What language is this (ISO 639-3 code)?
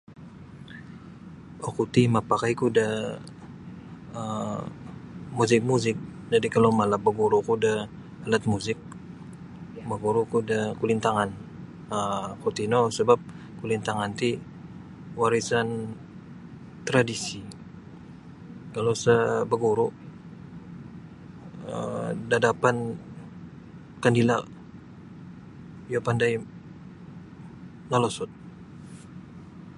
bsy